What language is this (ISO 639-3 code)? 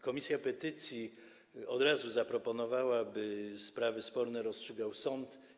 pol